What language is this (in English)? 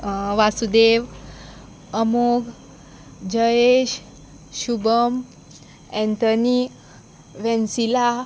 Konkani